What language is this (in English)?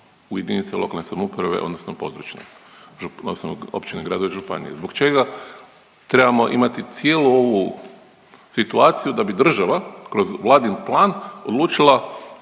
Croatian